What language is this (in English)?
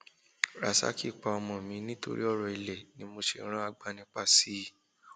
Yoruba